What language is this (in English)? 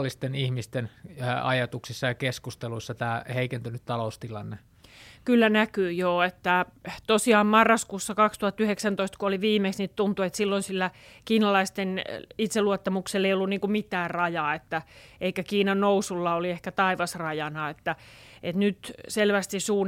Finnish